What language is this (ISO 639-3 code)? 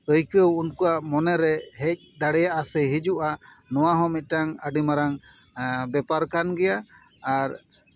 sat